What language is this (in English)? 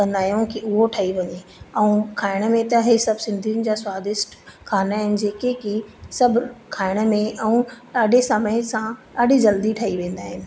Sindhi